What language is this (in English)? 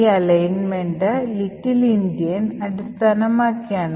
Malayalam